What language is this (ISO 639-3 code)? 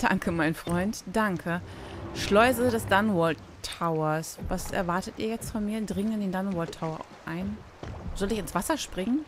deu